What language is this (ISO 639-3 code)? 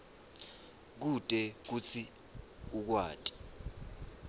ssw